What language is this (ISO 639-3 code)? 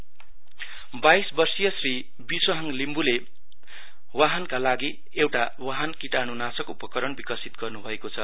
nep